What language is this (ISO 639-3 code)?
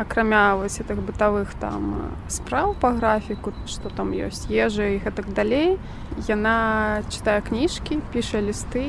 rus